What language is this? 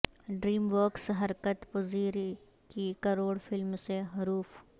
Urdu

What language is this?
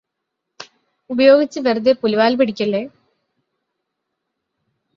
Malayalam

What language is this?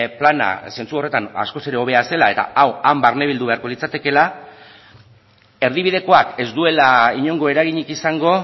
Basque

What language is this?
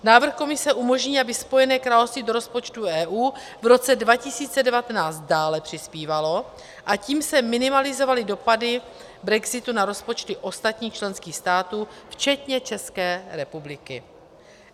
Czech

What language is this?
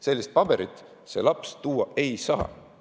Estonian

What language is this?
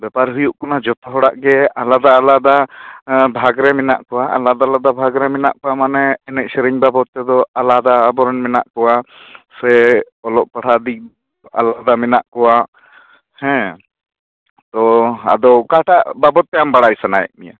Santali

